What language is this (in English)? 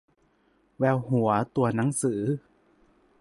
Thai